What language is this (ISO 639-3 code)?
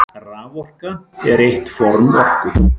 isl